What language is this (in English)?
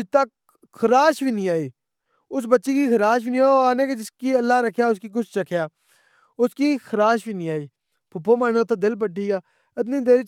Pahari-Potwari